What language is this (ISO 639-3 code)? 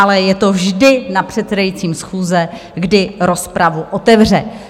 ces